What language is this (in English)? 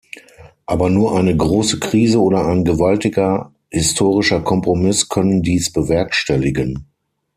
German